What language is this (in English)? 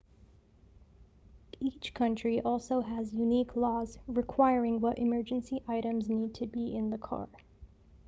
English